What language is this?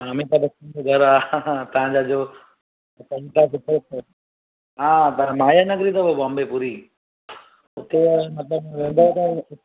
Sindhi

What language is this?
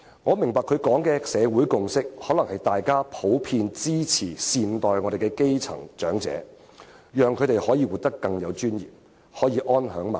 Cantonese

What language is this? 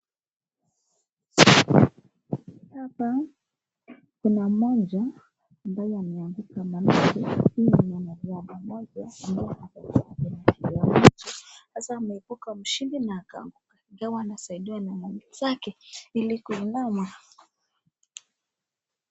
Swahili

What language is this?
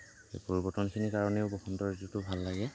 Assamese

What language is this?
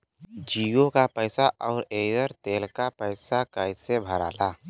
Bhojpuri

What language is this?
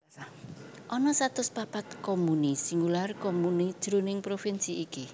Javanese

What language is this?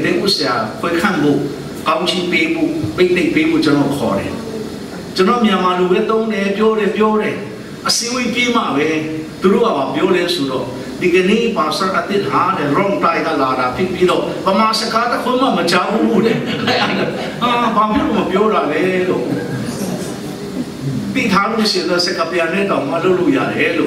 Romanian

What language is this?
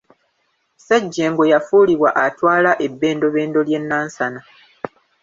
Ganda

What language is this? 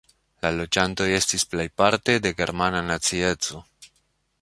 Esperanto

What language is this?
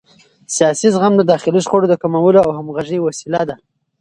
Pashto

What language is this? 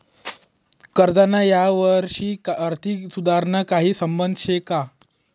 Marathi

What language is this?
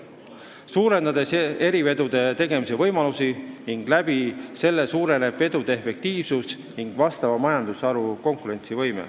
Estonian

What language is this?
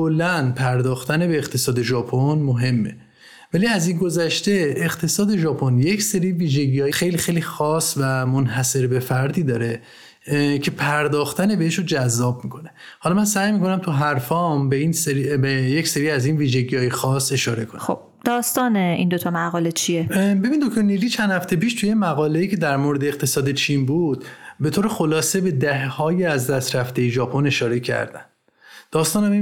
Persian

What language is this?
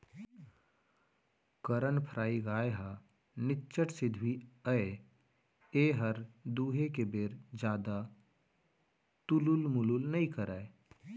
Chhattisgarhi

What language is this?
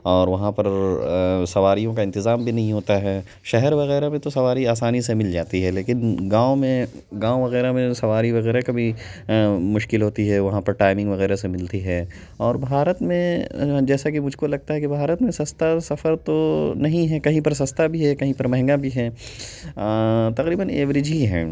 Urdu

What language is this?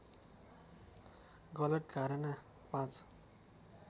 Nepali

